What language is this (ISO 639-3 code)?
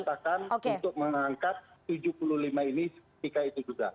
ind